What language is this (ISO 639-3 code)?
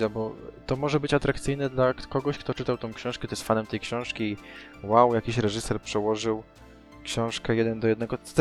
pol